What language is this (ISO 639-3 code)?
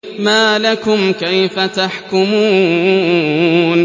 ara